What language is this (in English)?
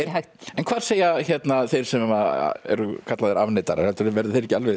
Icelandic